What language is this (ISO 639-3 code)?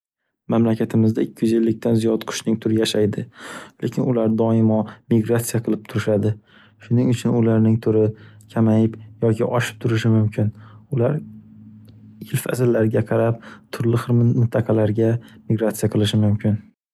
uzb